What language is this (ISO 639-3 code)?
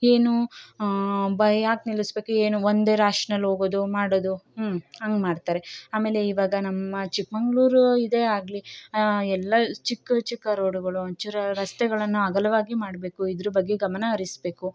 kan